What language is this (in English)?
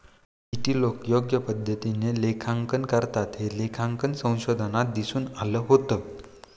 Marathi